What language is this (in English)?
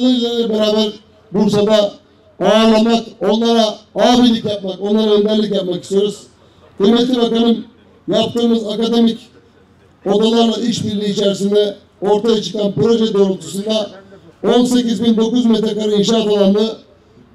Turkish